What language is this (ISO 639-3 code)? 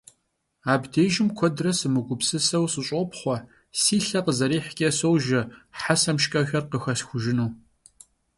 kbd